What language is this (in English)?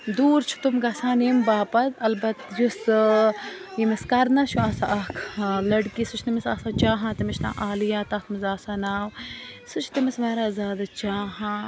Kashmiri